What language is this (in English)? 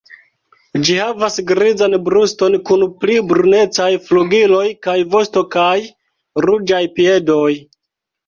Esperanto